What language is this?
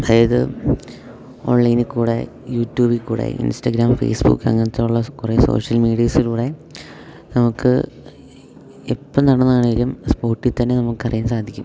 Malayalam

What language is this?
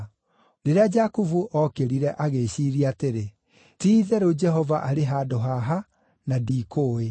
Kikuyu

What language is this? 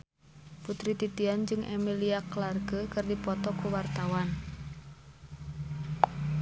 Sundanese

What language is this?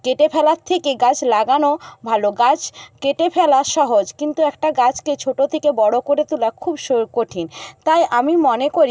Bangla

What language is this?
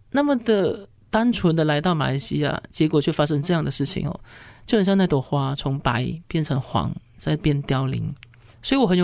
Chinese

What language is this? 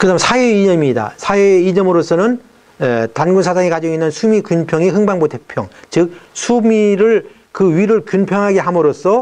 Korean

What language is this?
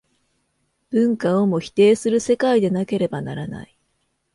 Japanese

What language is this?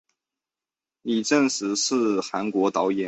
Chinese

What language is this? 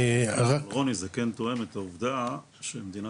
Hebrew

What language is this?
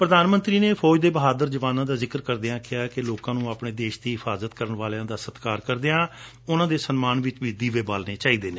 Punjabi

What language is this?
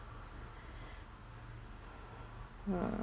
English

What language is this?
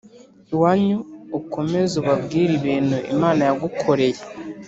Kinyarwanda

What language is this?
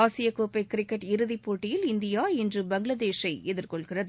Tamil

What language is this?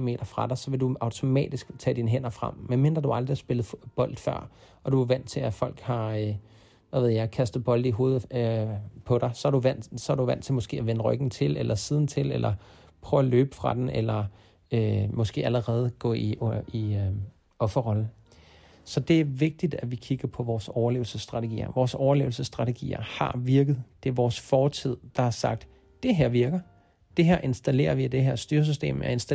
Danish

